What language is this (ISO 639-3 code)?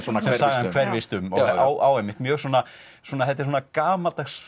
isl